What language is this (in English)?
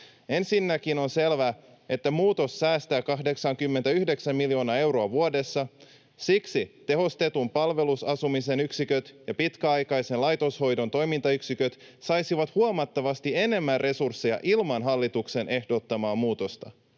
Finnish